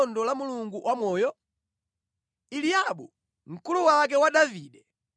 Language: Nyanja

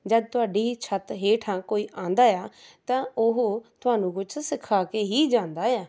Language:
Punjabi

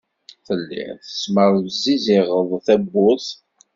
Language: Kabyle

